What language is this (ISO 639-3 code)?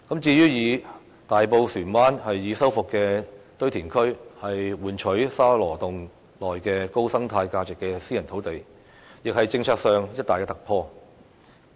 yue